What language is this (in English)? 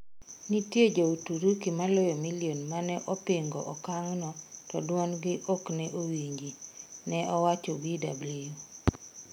Luo (Kenya and Tanzania)